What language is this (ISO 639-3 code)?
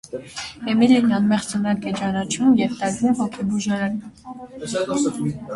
hye